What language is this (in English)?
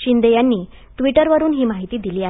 Marathi